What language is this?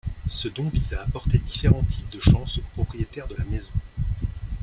French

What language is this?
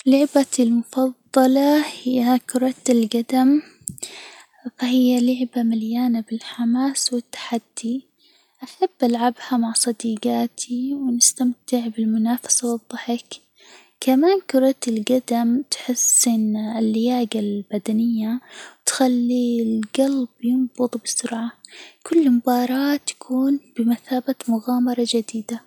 Hijazi Arabic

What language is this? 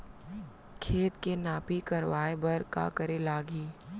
Chhattisgarhi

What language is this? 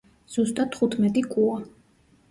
Georgian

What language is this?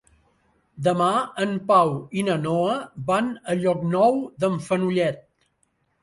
Catalan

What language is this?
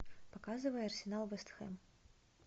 Russian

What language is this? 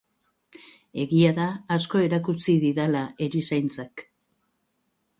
Basque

